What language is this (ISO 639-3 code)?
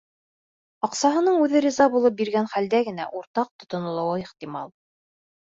bak